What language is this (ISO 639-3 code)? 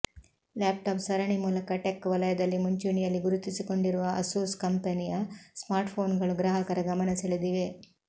kan